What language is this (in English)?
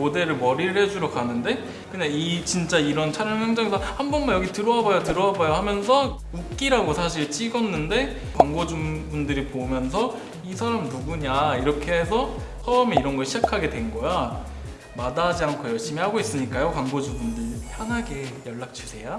Korean